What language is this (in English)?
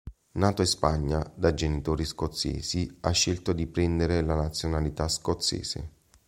Italian